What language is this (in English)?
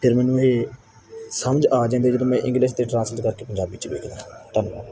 Punjabi